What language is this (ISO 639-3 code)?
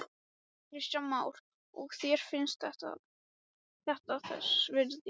isl